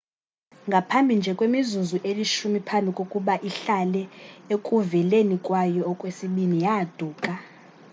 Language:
Xhosa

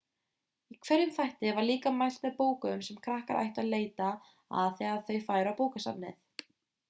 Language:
Icelandic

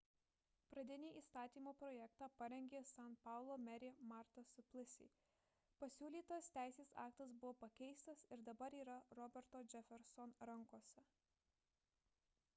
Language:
Lithuanian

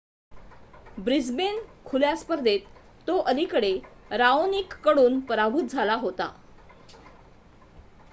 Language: Marathi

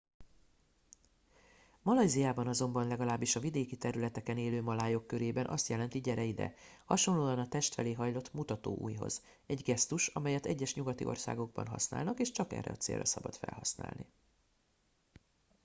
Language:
Hungarian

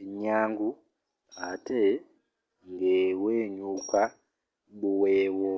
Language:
Ganda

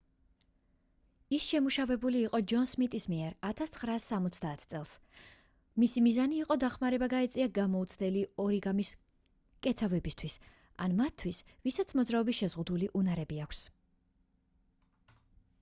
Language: Georgian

